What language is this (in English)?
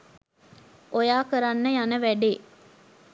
Sinhala